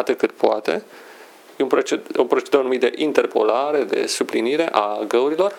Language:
Romanian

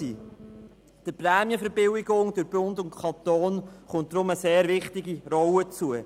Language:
Swiss German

